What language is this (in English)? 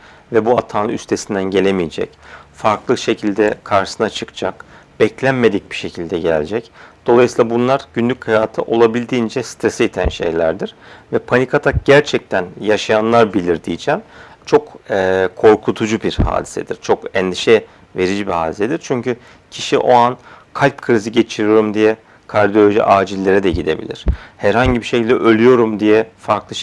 Turkish